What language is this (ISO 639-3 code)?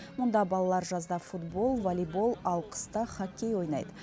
kaz